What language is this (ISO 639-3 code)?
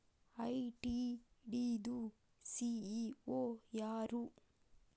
kan